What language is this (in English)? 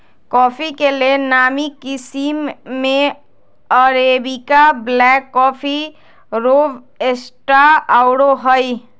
Magahi